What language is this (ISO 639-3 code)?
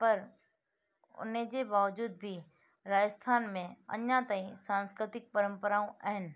snd